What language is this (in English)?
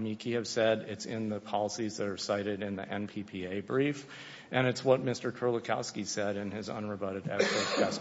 English